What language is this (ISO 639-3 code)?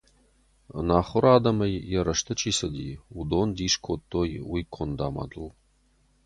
oss